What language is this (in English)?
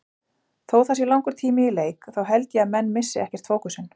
Icelandic